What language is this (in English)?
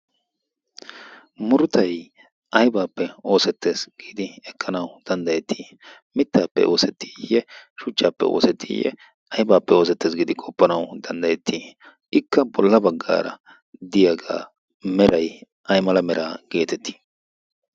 Wolaytta